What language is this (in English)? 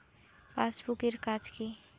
Bangla